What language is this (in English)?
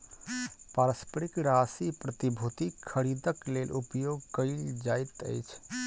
Maithili